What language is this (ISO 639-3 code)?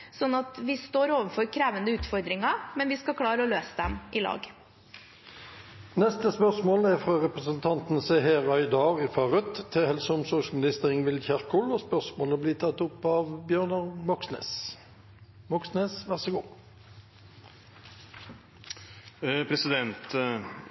nor